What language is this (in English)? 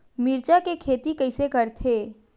Chhattisgarhi